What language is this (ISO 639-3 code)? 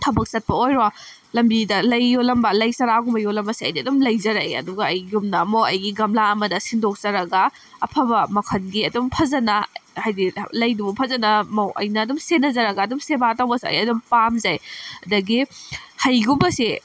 mni